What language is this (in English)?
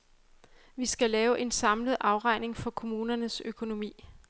Danish